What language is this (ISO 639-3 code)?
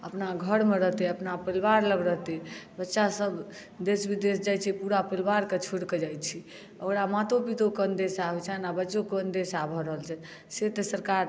mai